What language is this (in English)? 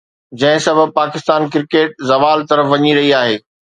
Sindhi